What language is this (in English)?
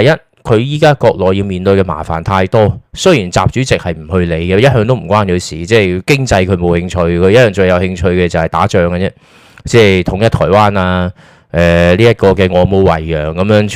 Chinese